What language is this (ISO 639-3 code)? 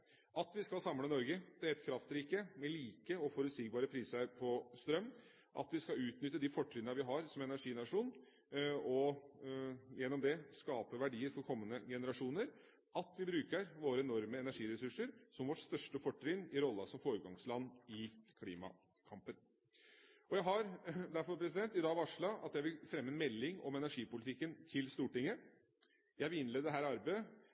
nob